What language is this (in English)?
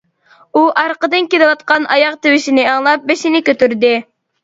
Uyghur